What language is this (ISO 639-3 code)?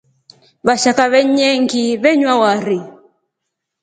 rof